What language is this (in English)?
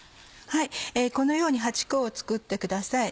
Japanese